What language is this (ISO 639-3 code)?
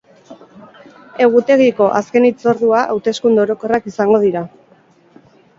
eus